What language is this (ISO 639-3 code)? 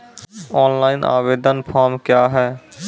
mai